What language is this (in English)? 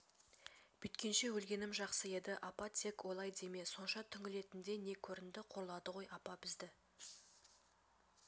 Kazakh